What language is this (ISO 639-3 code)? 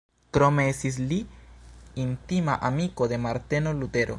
epo